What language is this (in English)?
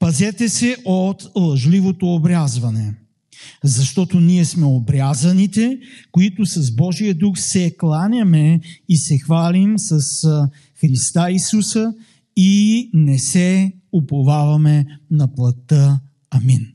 Bulgarian